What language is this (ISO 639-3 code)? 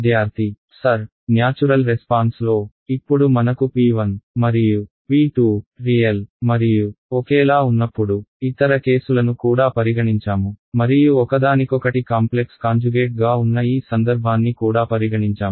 tel